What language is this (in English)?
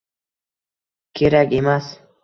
Uzbek